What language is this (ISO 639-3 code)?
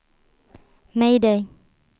swe